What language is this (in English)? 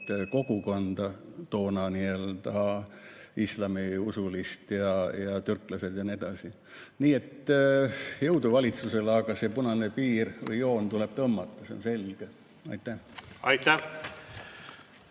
Estonian